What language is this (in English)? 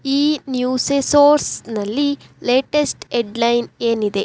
Kannada